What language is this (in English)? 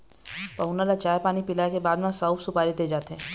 Chhattisgarhi